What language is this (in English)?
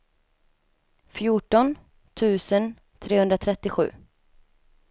Swedish